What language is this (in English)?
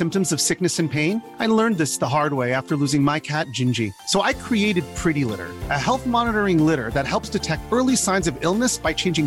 Urdu